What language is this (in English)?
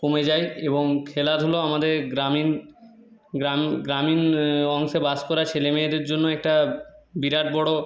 Bangla